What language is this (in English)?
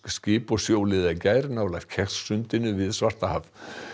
Icelandic